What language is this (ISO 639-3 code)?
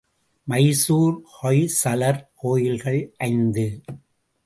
tam